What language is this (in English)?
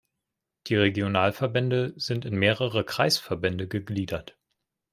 German